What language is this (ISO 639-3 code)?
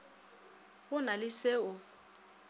nso